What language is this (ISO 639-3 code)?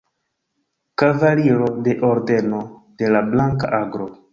epo